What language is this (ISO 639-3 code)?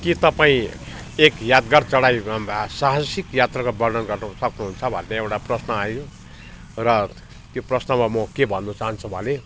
nep